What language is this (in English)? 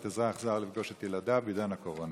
Hebrew